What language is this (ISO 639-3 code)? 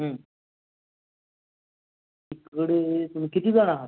mar